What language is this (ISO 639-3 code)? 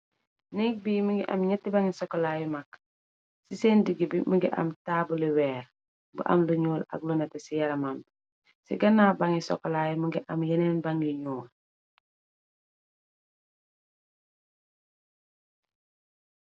wol